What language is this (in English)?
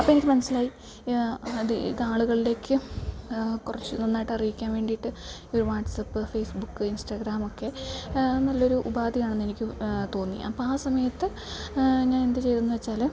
Malayalam